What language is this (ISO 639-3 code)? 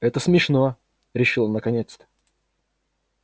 rus